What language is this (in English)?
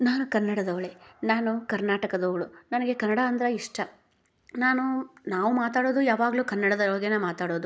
Kannada